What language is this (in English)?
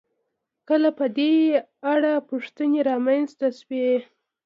Pashto